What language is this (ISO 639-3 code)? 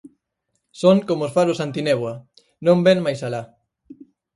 glg